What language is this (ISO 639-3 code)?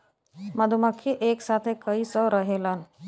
bho